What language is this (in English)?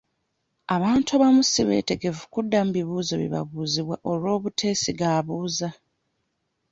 Ganda